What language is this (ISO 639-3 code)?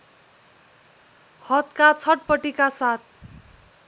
nep